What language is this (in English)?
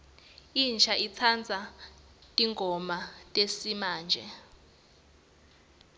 Swati